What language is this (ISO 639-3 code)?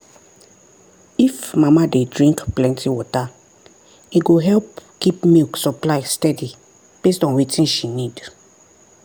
pcm